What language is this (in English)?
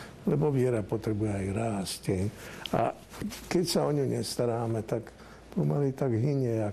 Slovak